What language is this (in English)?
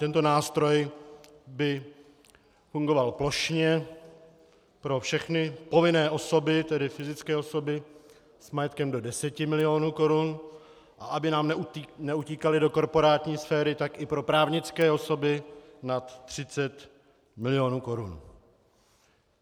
Czech